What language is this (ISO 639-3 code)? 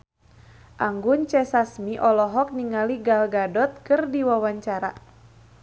sun